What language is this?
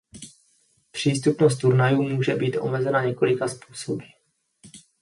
Czech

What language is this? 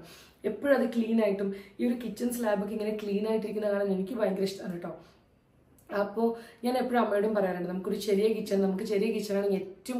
Malayalam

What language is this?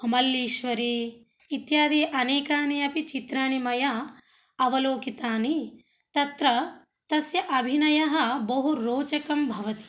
Sanskrit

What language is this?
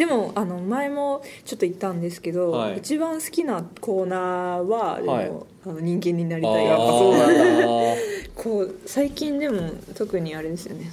Japanese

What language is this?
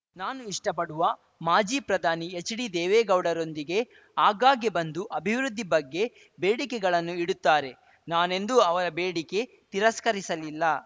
Kannada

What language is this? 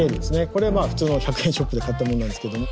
Japanese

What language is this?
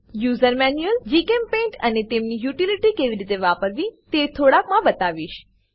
Gujarati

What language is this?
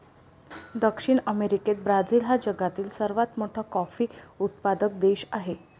Marathi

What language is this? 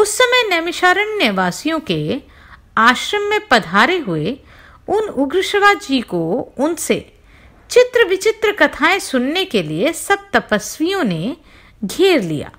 Hindi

